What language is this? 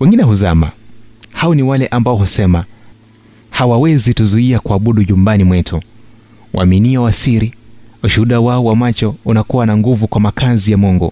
Swahili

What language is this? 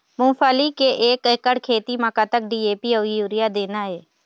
Chhattisgarhi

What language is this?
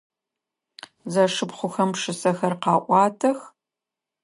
Adyghe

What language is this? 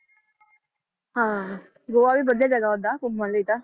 Punjabi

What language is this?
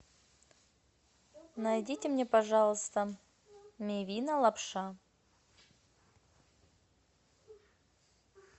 Russian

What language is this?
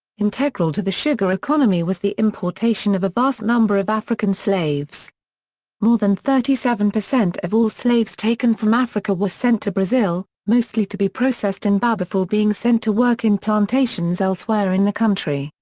English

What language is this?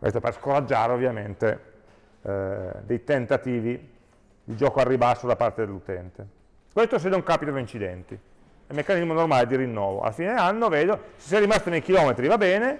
Italian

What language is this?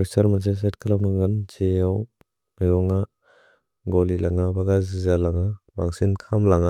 Bodo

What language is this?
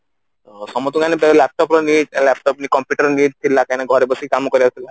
Odia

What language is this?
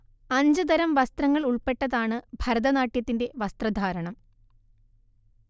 Malayalam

